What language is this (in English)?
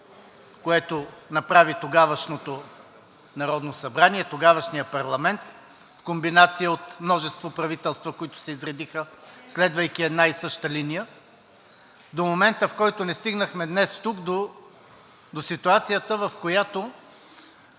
Bulgarian